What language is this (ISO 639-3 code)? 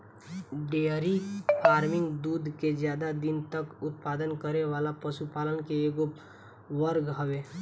bho